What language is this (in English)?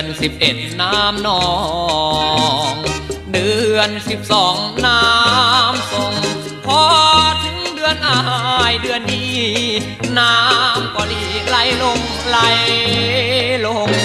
Thai